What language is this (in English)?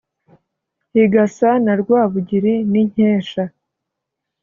Kinyarwanda